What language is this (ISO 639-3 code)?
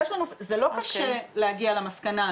heb